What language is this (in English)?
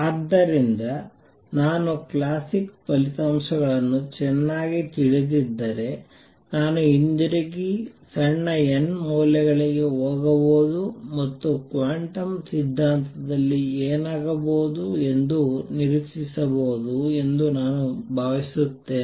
Kannada